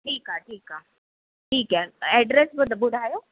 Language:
Sindhi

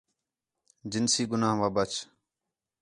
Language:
Khetrani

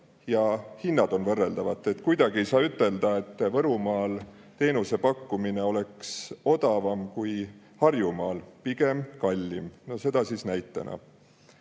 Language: Estonian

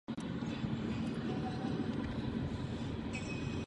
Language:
Czech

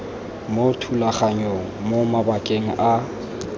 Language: Tswana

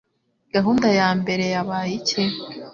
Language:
Kinyarwanda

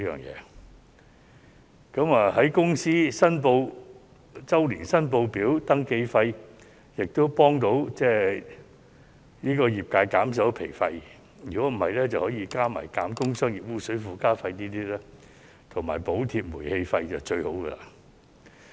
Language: Cantonese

